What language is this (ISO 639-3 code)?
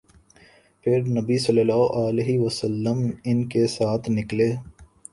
urd